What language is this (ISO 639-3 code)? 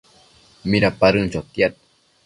mcf